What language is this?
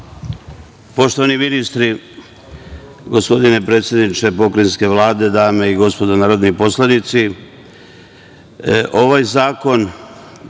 Serbian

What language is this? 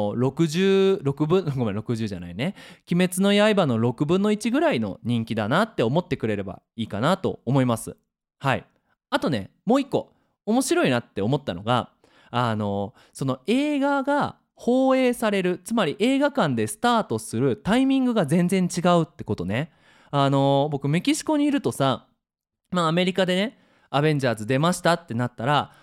Japanese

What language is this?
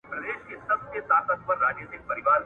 Pashto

